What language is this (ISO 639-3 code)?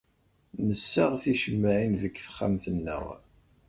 kab